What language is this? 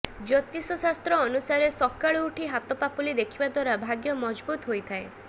Odia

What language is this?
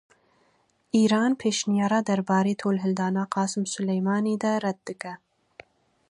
Kurdish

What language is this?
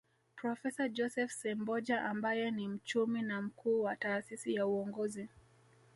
Swahili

